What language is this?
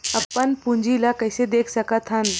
Chhattisgarhi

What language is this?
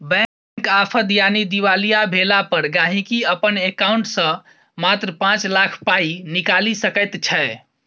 Maithili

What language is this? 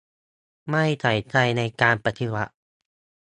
Thai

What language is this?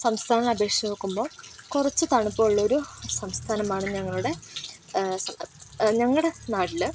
Malayalam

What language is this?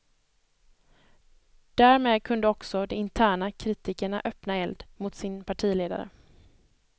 Swedish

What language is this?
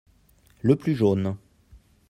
French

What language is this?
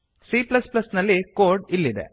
Kannada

